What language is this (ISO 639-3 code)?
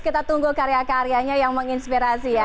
ind